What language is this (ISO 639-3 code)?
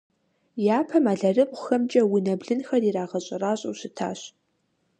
kbd